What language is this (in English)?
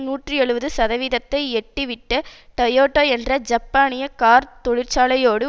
Tamil